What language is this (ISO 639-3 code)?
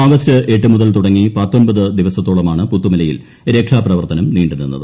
mal